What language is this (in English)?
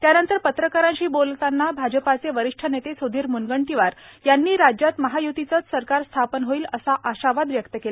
Marathi